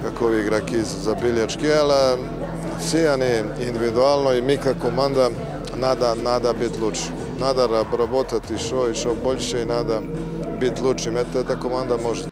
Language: Russian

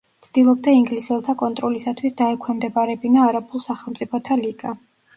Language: Georgian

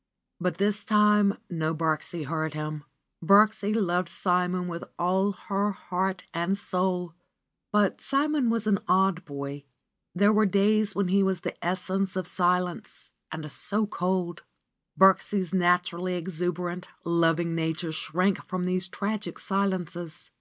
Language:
English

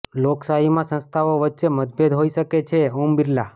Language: Gujarati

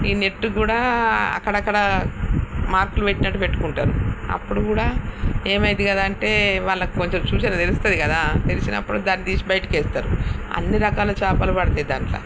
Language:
Telugu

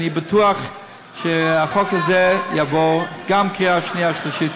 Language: Hebrew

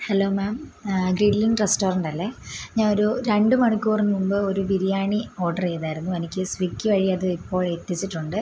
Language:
Malayalam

